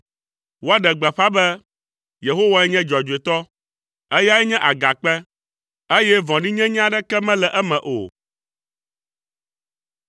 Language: Ewe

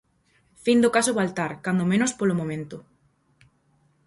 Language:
Galician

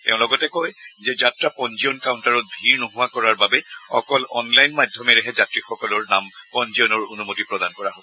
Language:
Assamese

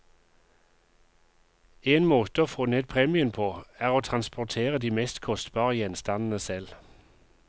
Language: Norwegian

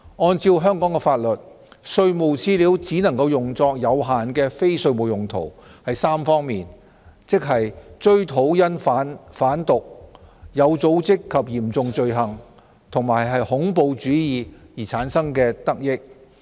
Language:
Cantonese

